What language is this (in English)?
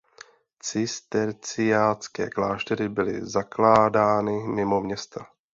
Czech